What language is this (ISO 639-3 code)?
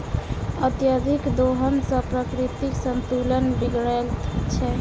mai